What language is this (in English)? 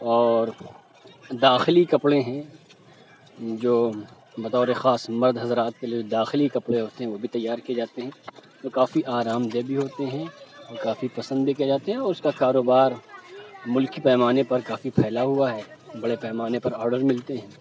Urdu